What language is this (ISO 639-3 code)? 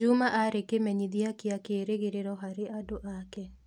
kik